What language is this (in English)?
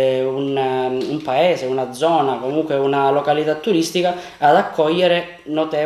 Italian